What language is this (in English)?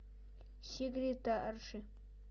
Russian